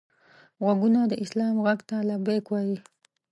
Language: Pashto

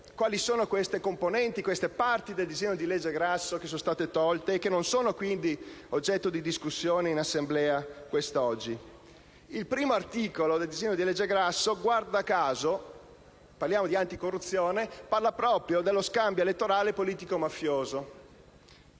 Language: Italian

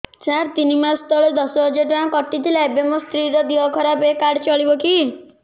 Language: Odia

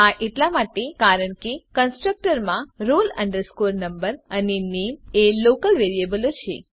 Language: Gujarati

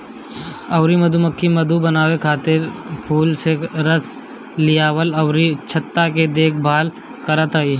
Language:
Bhojpuri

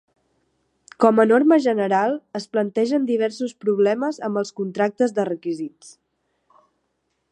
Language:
Catalan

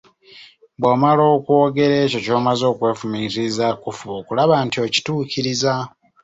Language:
Ganda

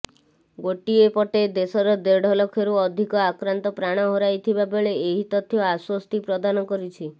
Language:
Odia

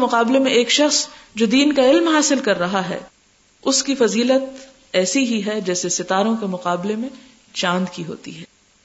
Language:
Urdu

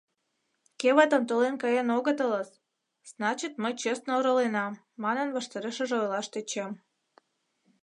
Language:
Mari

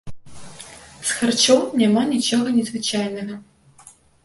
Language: Belarusian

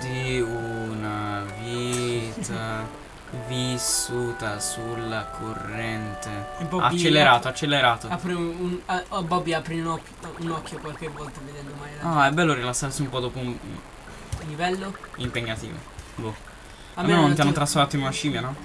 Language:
Italian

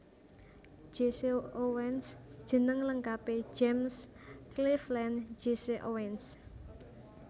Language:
Javanese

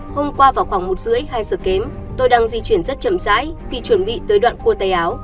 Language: Vietnamese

